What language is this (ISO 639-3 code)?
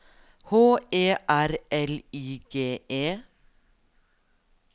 nor